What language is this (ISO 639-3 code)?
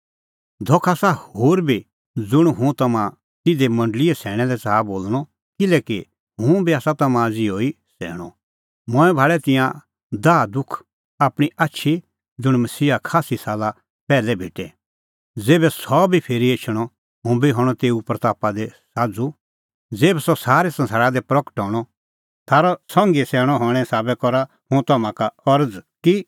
kfx